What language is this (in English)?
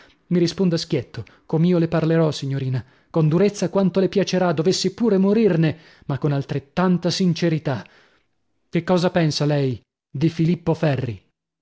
Italian